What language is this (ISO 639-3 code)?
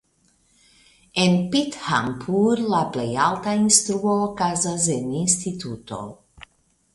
epo